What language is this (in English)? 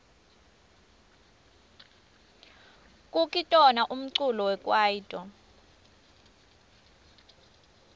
Swati